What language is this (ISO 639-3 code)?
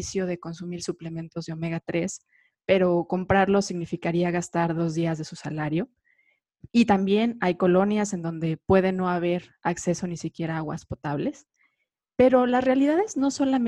spa